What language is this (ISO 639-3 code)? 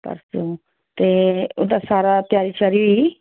doi